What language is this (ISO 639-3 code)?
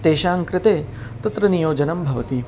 san